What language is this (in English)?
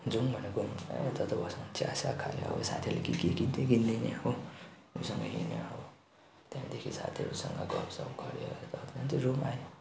Nepali